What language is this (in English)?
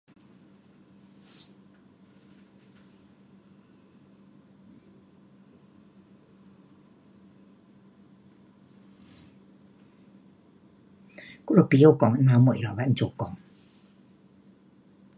Pu-Xian Chinese